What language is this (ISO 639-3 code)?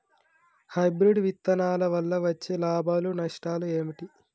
tel